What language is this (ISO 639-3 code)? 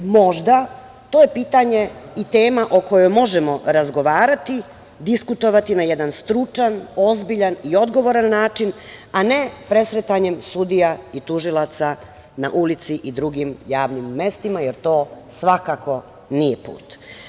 srp